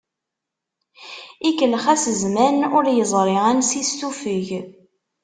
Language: Kabyle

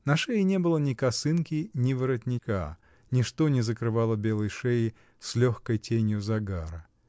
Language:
Russian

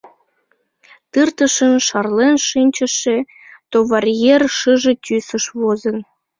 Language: Mari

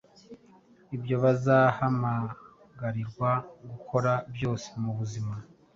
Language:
Kinyarwanda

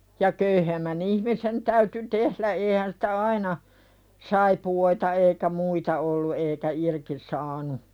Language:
Finnish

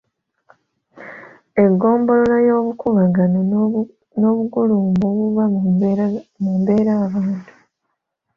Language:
Ganda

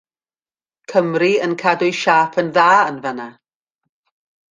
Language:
Welsh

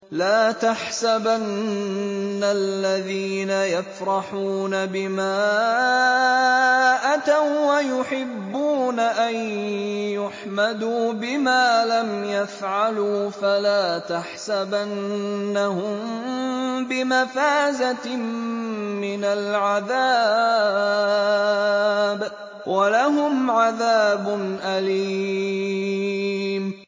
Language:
Arabic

